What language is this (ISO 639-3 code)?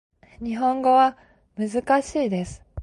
jpn